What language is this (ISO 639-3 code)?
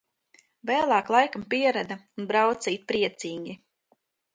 lav